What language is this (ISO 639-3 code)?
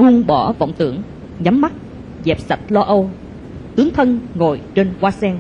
vie